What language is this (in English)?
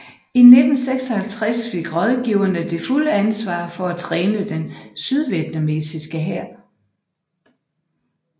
Danish